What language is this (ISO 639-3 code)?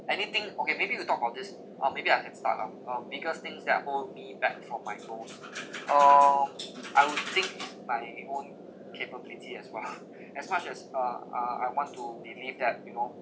eng